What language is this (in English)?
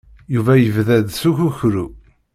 Kabyle